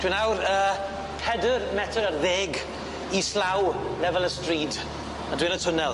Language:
Welsh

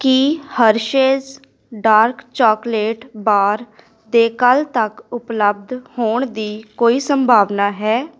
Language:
Punjabi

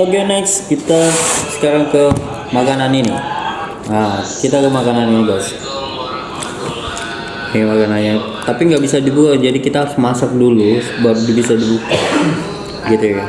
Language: Indonesian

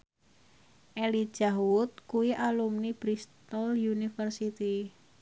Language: Javanese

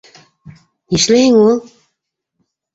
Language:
Bashkir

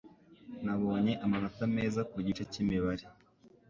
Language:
Kinyarwanda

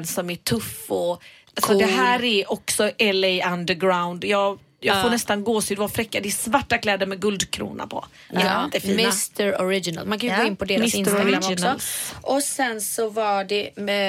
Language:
Swedish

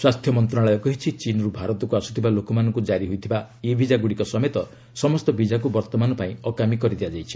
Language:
Odia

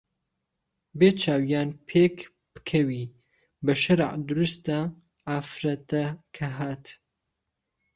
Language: Central Kurdish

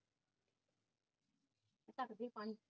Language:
Punjabi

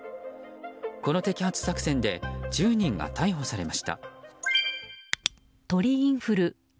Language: Japanese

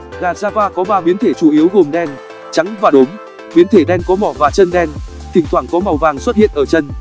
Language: Vietnamese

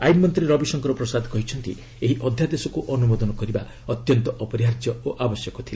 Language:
Odia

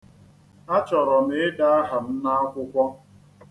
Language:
Igbo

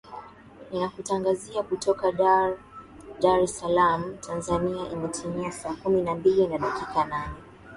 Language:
Swahili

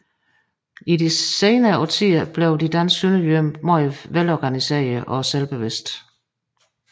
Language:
Danish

